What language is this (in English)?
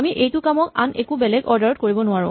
Assamese